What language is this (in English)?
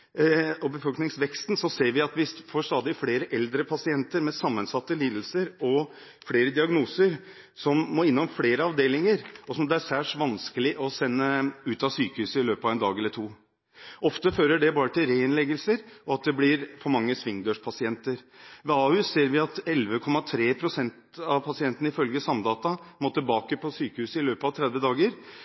Norwegian Bokmål